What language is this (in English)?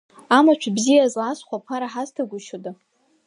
Abkhazian